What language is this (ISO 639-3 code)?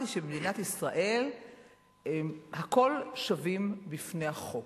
heb